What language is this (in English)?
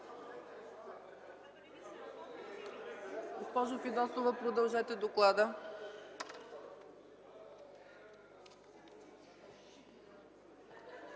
Bulgarian